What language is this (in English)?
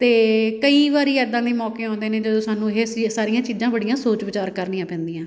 Punjabi